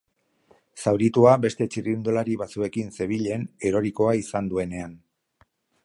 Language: Basque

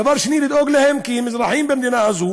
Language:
Hebrew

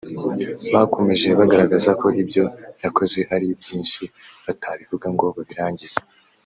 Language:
Kinyarwanda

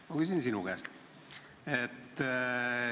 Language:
Estonian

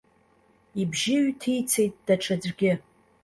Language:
Abkhazian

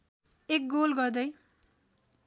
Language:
Nepali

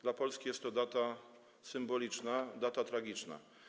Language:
Polish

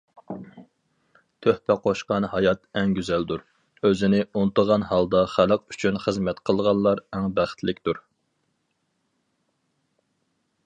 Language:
Uyghur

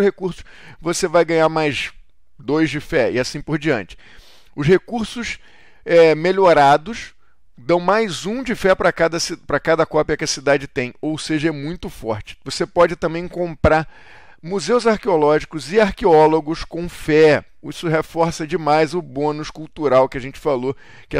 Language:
Portuguese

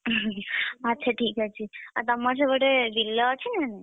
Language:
Odia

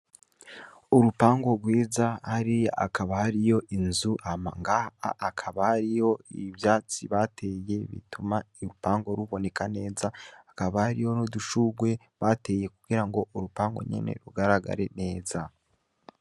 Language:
Rundi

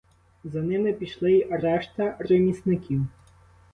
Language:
Ukrainian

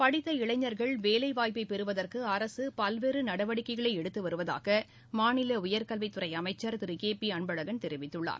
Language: Tamil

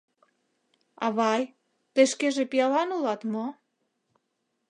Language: Mari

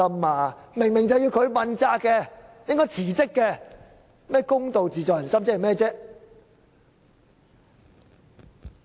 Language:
Cantonese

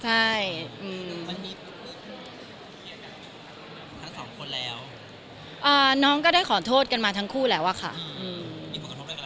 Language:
Thai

